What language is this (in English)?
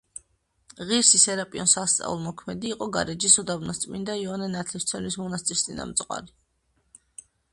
Georgian